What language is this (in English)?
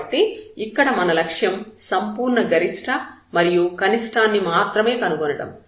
Telugu